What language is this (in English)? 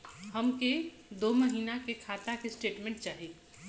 Bhojpuri